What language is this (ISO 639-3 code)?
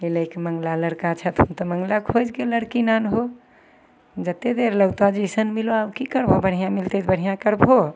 mai